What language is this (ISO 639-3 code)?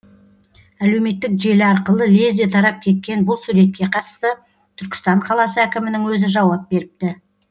kaz